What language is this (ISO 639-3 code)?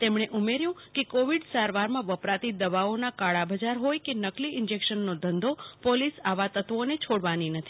guj